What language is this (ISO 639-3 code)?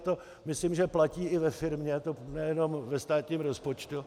ces